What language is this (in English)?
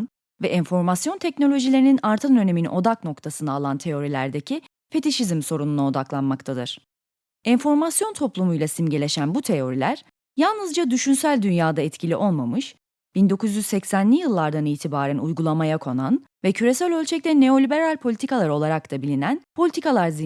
Turkish